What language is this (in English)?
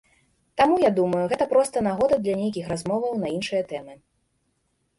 Belarusian